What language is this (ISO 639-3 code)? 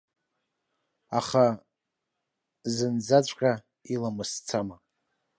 abk